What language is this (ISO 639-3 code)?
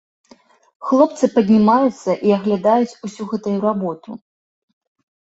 bel